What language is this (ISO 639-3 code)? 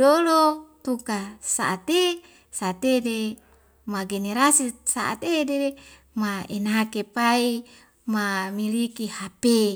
weo